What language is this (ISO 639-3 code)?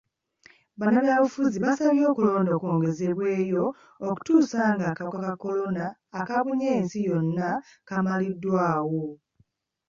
lug